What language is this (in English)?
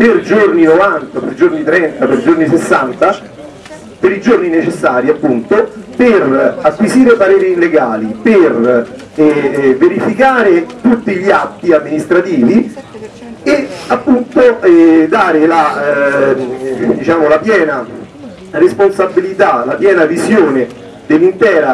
Italian